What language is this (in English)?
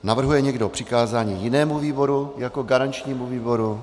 Czech